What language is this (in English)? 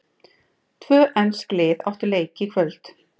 Icelandic